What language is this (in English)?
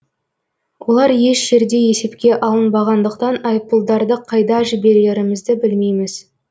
Kazakh